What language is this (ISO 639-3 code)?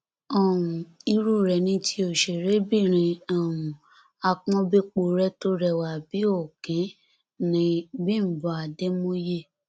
yor